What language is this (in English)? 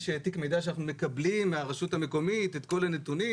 Hebrew